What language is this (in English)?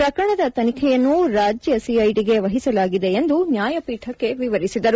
Kannada